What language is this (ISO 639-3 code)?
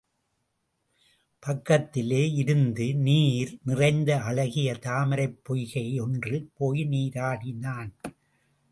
tam